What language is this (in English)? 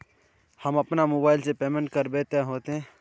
Magahi